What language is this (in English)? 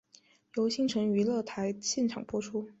Chinese